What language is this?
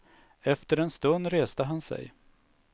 Swedish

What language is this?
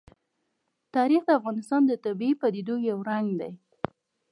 Pashto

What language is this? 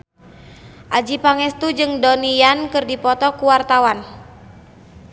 Sundanese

